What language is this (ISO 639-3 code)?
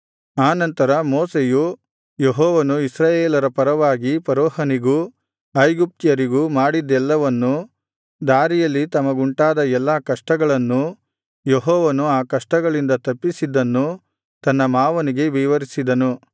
kan